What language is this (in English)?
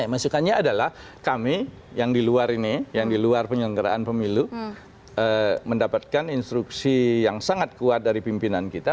Indonesian